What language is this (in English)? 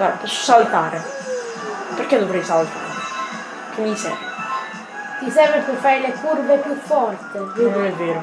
Italian